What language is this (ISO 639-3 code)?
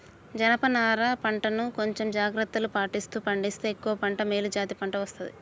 tel